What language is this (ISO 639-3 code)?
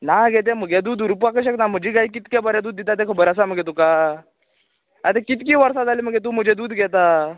kok